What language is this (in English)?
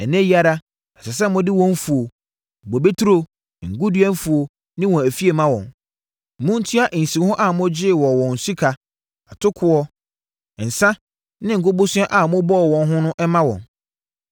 Akan